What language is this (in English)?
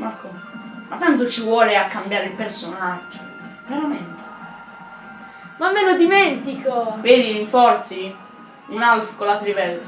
Italian